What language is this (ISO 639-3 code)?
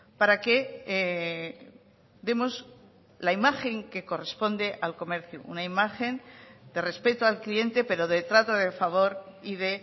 spa